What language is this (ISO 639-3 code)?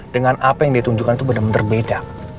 ind